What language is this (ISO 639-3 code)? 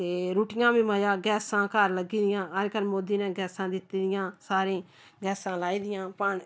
doi